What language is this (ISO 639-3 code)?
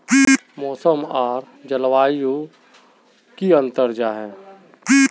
mag